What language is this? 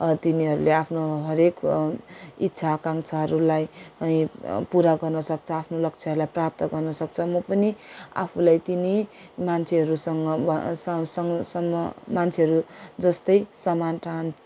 Nepali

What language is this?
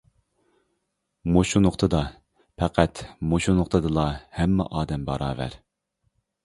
Uyghur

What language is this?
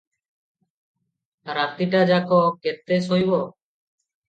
Odia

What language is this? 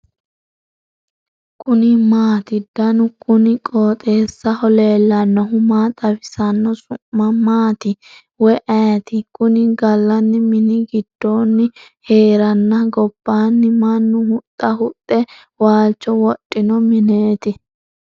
Sidamo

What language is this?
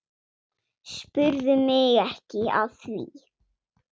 Icelandic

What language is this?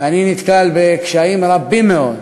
Hebrew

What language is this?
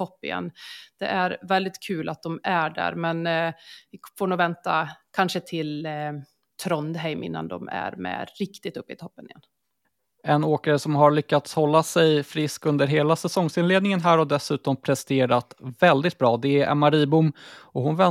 Swedish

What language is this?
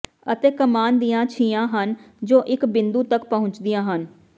Punjabi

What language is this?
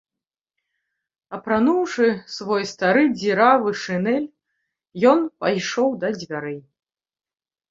Belarusian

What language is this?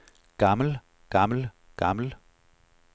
Danish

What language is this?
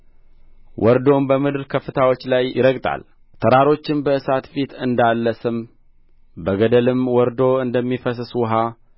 Amharic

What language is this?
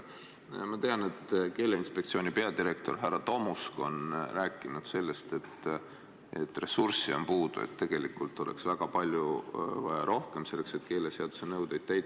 Estonian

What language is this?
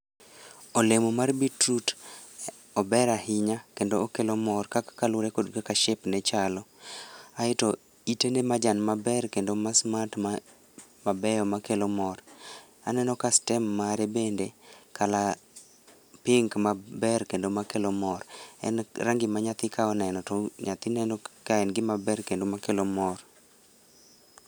Luo (Kenya and Tanzania)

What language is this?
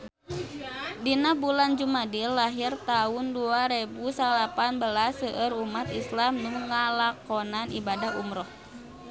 Sundanese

